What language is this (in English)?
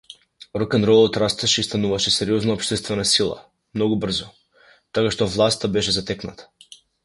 Macedonian